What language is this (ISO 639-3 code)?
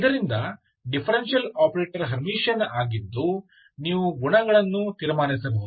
kan